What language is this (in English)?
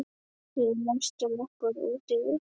Icelandic